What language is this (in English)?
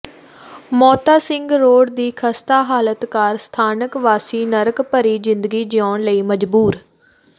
Punjabi